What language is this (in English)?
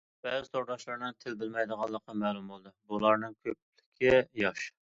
Uyghur